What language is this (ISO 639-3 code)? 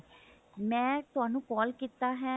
pan